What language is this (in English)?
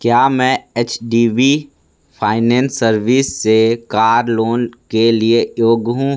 Hindi